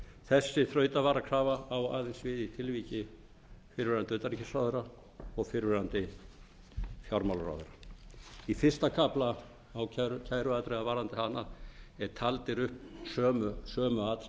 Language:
Icelandic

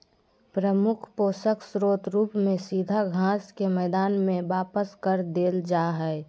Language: Magahi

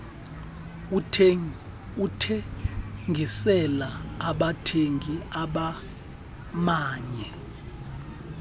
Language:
Xhosa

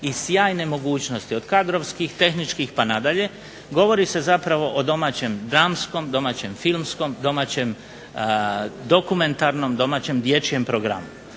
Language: Croatian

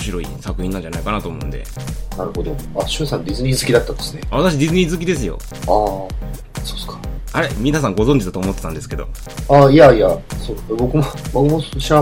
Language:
Japanese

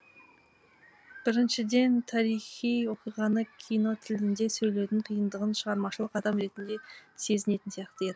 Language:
Kazakh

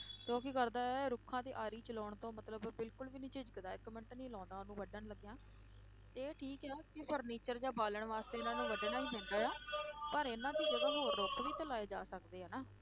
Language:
Punjabi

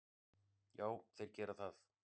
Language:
Icelandic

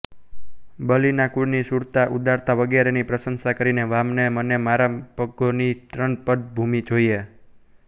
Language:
Gujarati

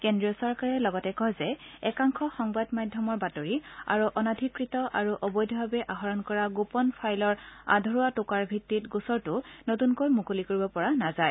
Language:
Assamese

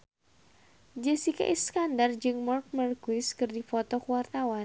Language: Sundanese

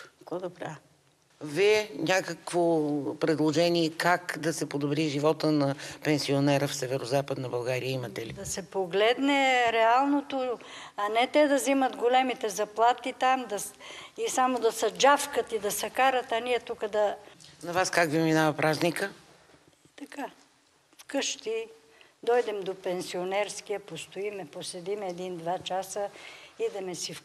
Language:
Bulgarian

